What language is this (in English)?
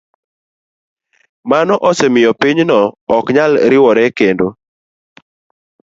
Luo (Kenya and Tanzania)